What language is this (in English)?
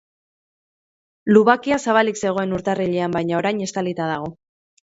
Basque